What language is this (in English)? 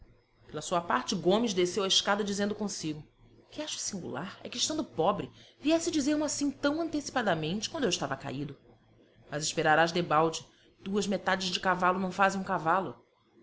Portuguese